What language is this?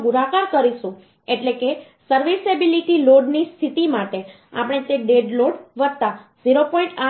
Gujarati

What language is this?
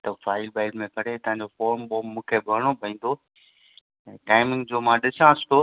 Sindhi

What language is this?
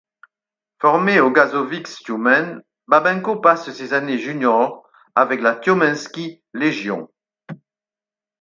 French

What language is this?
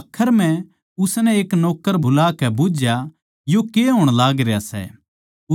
Haryanvi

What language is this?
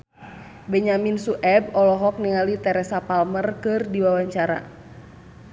Sundanese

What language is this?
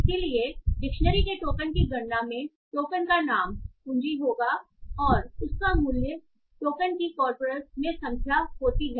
Hindi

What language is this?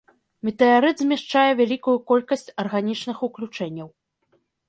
Belarusian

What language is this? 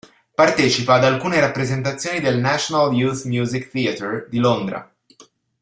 Italian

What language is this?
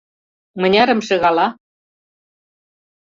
Mari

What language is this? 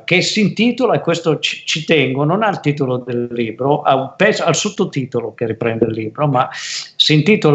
Italian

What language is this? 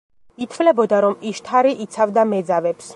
Georgian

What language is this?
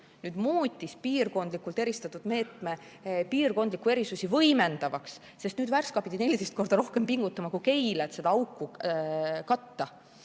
Estonian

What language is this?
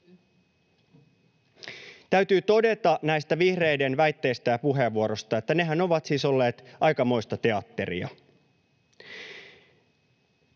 Finnish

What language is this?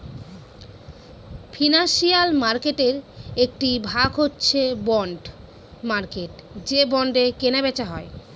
Bangla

